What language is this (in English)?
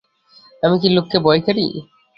Bangla